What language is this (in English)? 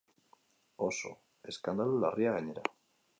Basque